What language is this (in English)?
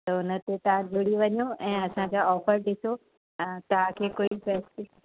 Sindhi